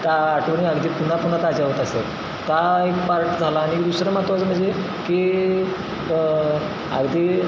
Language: Marathi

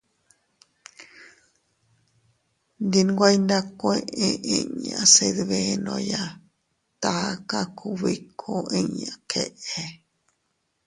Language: Teutila Cuicatec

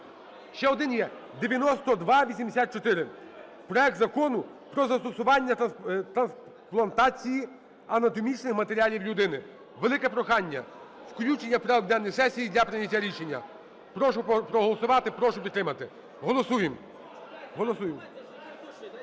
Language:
Ukrainian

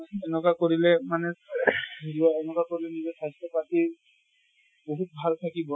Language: Assamese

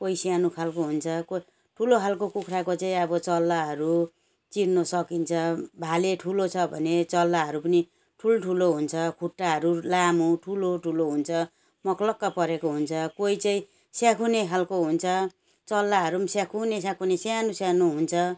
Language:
Nepali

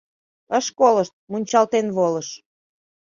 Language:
Mari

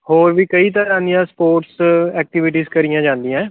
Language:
Punjabi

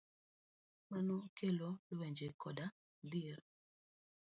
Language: Luo (Kenya and Tanzania)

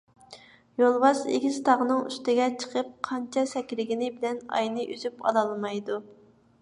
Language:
Uyghur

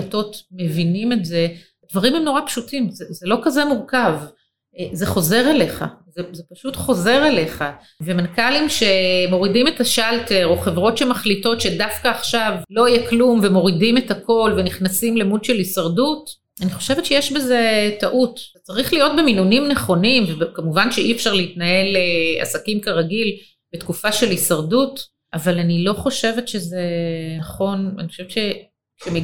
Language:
Hebrew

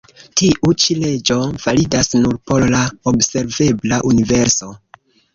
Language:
Esperanto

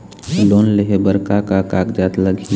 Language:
Chhattisgarhi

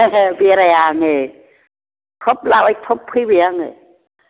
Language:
Bodo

